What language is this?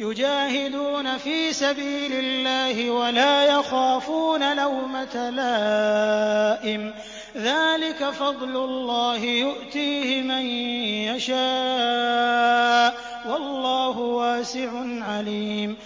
Arabic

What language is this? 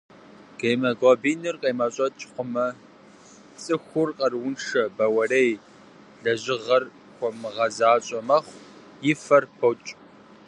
Kabardian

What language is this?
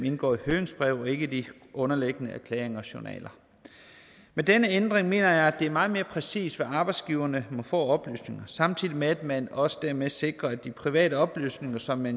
Danish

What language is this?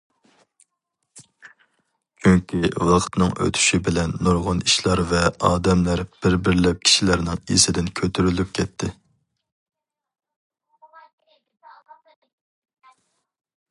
Uyghur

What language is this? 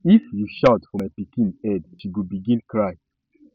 Nigerian Pidgin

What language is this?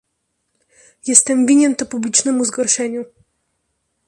Polish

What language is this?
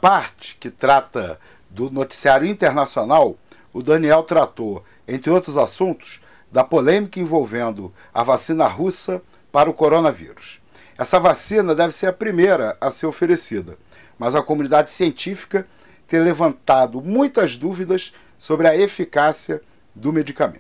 Portuguese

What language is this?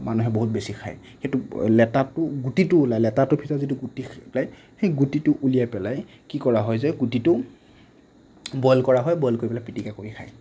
Assamese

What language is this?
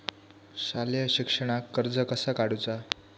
Marathi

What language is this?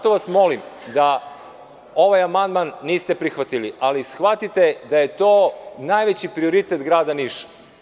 Serbian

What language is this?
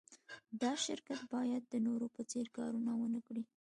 Pashto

